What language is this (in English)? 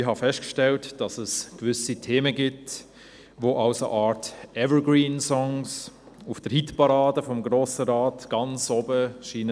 Swiss German